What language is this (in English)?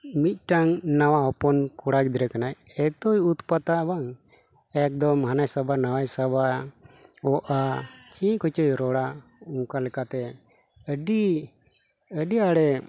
Santali